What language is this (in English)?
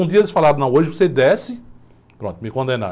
Portuguese